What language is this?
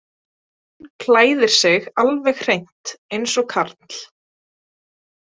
Icelandic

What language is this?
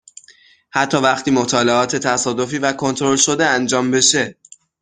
Persian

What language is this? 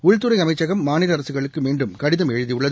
Tamil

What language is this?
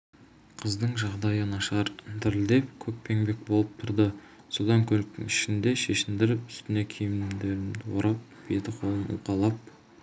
Kazakh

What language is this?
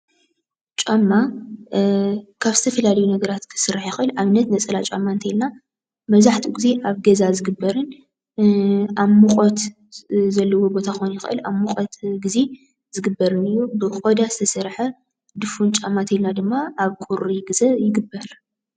Tigrinya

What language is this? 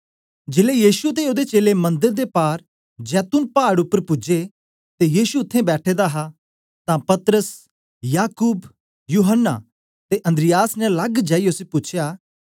Dogri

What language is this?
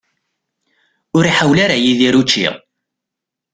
Kabyle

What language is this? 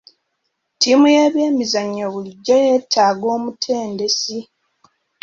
Ganda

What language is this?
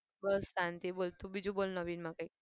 Gujarati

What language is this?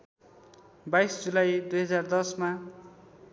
Nepali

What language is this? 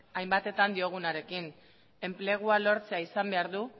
Basque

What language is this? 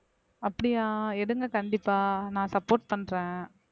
Tamil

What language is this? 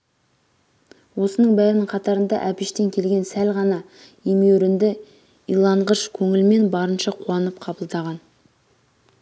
Kazakh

